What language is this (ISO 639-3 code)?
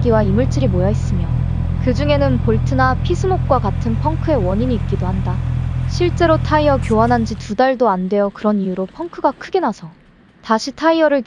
kor